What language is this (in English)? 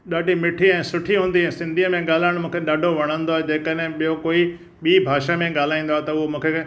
Sindhi